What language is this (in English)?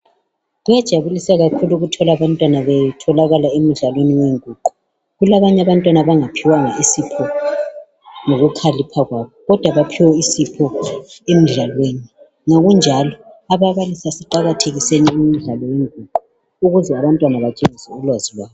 North Ndebele